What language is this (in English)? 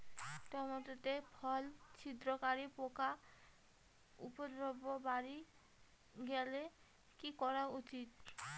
Bangla